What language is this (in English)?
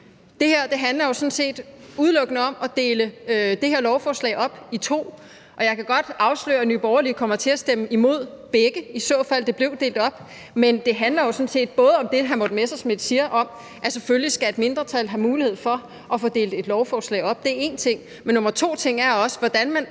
Danish